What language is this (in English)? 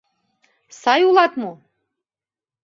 Mari